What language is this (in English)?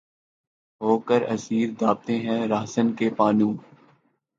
Urdu